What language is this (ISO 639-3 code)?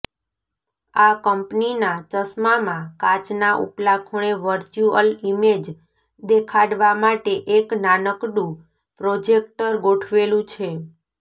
guj